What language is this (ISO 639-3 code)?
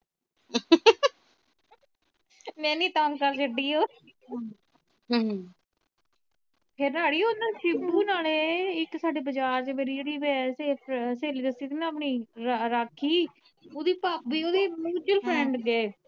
pan